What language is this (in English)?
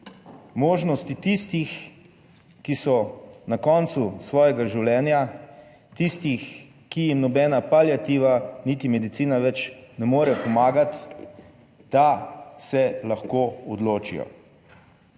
Slovenian